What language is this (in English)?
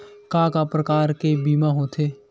Chhattisgarhi